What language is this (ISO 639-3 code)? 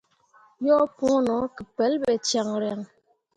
mua